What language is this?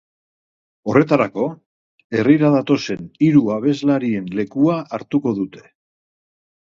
Basque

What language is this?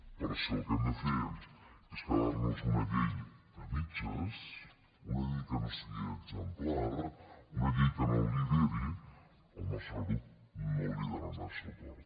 Catalan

